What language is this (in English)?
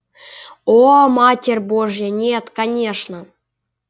Russian